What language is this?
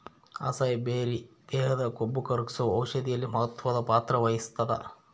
Kannada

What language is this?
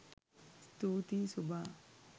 Sinhala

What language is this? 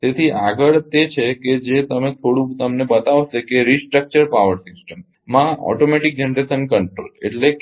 Gujarati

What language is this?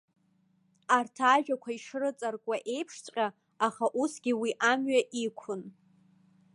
Abkhazian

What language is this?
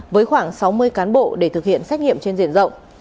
Vietnamese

